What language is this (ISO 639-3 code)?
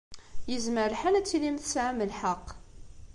kab